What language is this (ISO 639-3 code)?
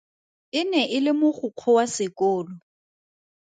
tsn